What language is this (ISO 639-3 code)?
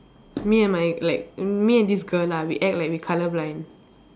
eng